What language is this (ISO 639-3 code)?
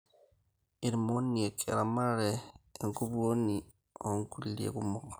mas